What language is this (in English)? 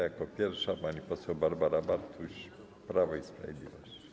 Polish